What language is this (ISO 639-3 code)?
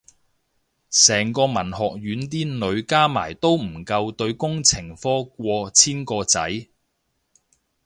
yue